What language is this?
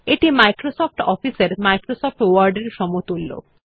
Bangla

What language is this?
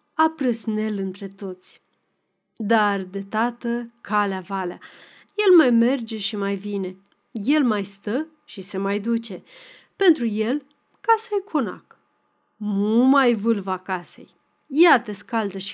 Romanian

